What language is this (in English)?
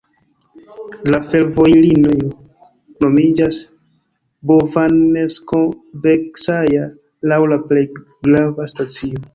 Esperanto